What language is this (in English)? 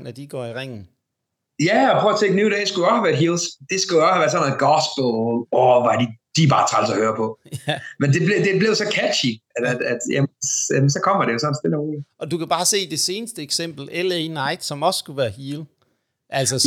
Danish